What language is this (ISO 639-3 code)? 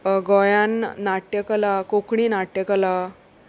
kok